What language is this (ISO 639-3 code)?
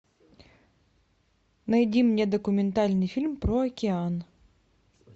rus